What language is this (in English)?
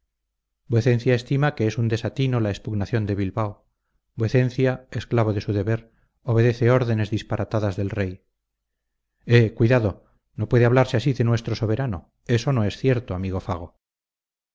Spanish